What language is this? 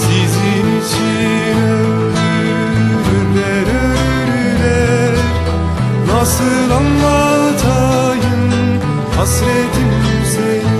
Turkish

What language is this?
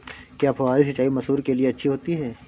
Hindi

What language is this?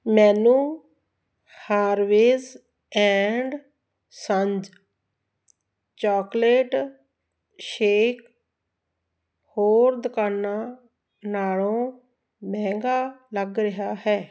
Punjabi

